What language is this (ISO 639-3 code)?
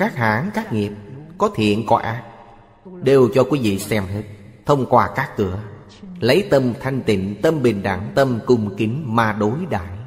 vie